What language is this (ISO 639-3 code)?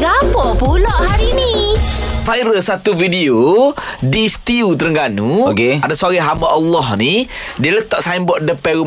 msa